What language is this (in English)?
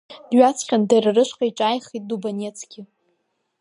Abkhazian